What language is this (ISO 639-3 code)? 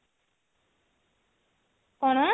ori